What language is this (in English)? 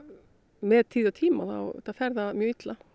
Icelandic